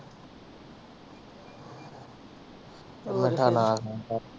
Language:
Punjabi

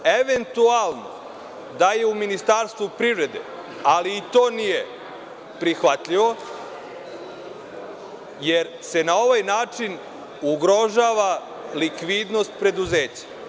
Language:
Serbian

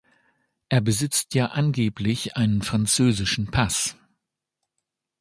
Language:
German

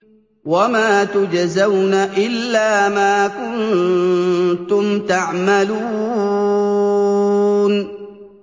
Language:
Arabic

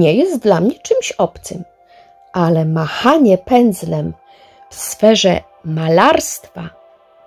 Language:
Polish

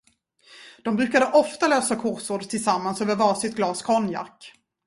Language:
Swedish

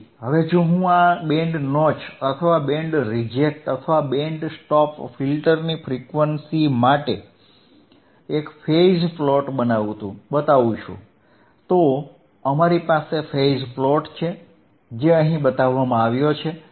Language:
Gujarati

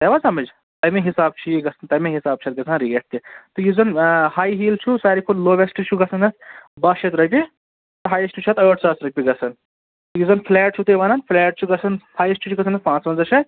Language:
Kashmiri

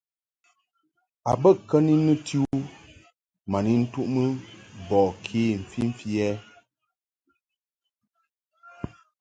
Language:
Mungaka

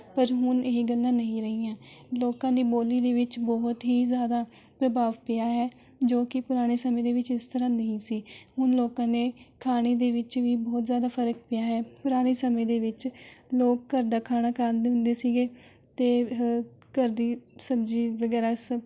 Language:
Punjabi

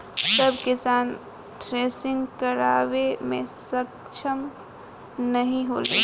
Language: Bhojpuri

